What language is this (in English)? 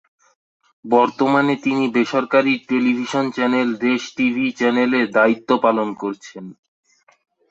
Bangla